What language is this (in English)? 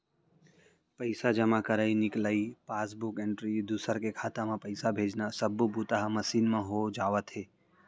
Chhattisgarhi